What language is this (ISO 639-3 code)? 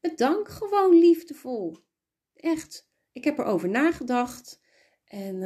nld